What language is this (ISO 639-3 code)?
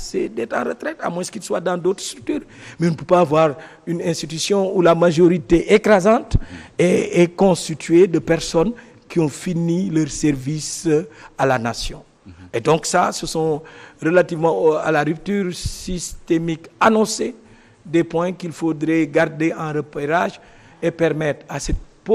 fra